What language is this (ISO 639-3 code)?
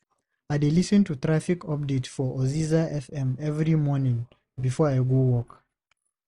pcm